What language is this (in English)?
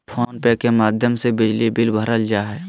Magahi